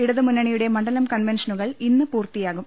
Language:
Malayalam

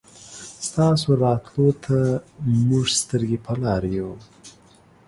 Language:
Pashto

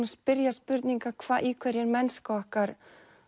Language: Icelandic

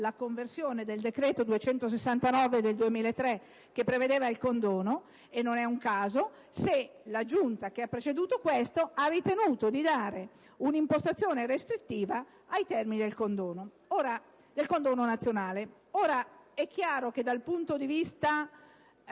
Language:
Italian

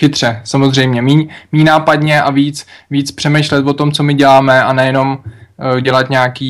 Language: Czech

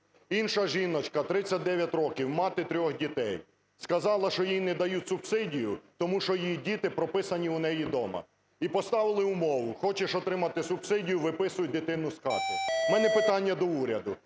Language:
Ukrainian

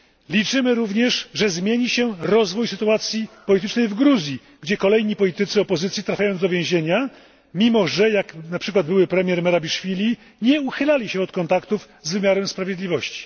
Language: Polish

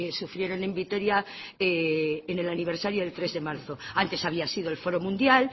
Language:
Spanish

